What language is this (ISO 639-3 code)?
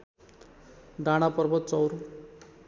nep